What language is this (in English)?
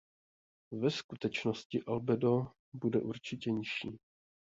Czech